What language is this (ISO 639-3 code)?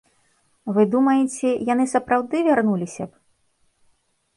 bel